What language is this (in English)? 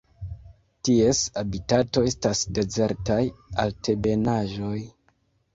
Esperanto